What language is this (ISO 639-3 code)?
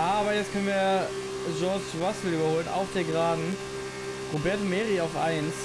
deu